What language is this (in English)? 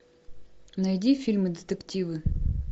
Russian